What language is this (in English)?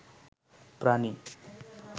Bangla